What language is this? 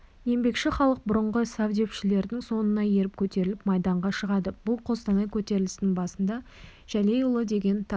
Kazakh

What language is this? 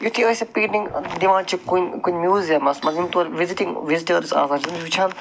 Kashmiri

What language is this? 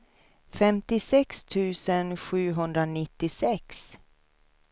Swedish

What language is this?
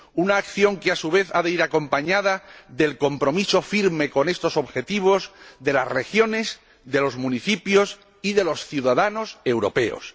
Spanish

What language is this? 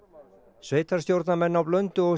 Icelandic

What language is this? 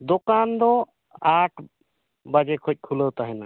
Santali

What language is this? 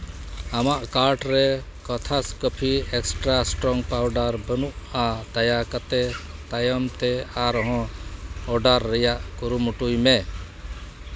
Santali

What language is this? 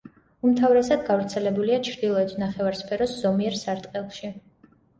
Georgian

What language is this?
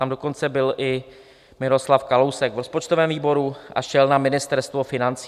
Czech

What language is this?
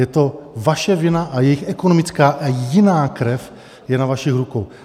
Czech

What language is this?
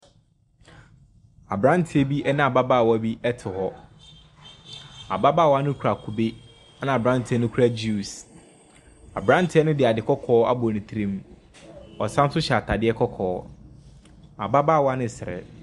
Akan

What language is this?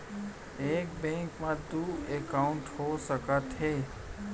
Chhattisgarhi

